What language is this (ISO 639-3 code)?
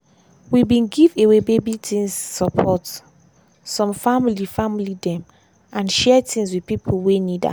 pcm